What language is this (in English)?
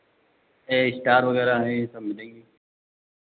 Hindi